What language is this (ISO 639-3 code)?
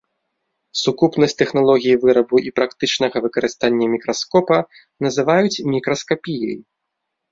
bel